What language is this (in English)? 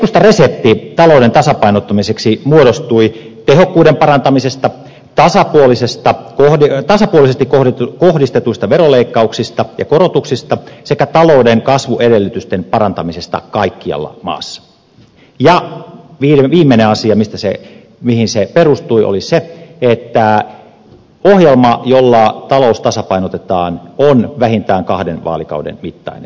Finnish